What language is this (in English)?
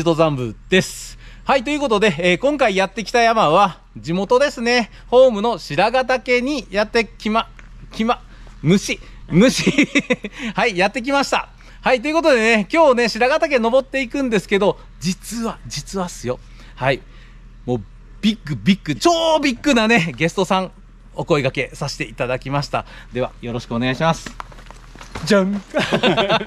Japanese